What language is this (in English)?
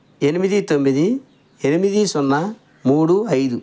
Telugu